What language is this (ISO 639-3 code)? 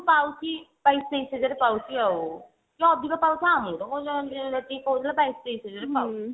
ori